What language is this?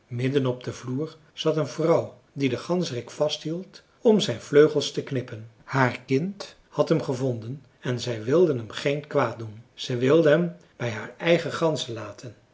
Dutch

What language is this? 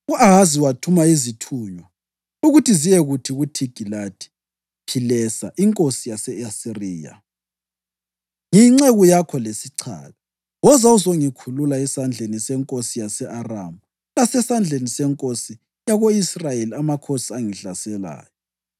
North Ndebele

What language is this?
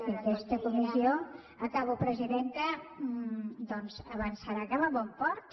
Catalan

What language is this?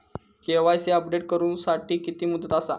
Marathi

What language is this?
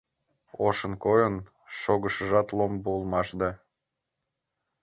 Mari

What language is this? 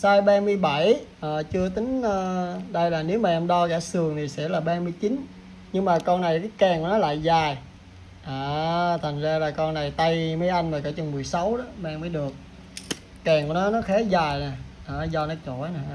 Vietnamese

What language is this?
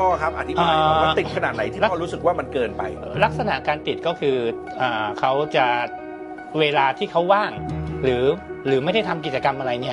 Thai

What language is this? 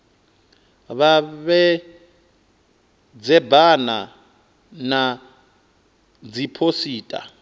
Venda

